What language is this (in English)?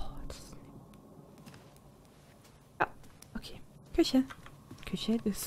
German